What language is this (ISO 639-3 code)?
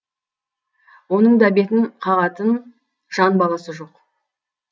kaz